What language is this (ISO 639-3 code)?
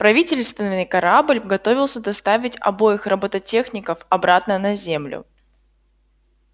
rus